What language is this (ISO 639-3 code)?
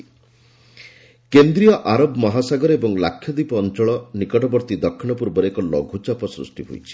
ori